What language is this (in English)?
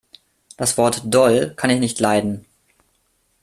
German